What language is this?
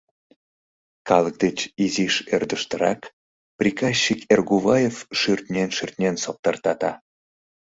Mari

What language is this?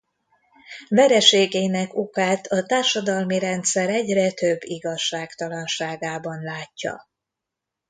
Hungarian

